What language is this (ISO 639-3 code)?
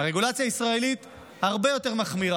heb